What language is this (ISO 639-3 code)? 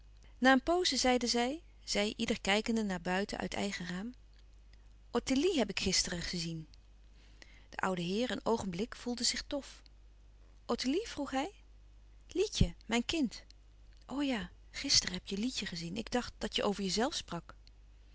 nld